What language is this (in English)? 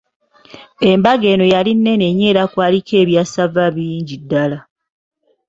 Ganda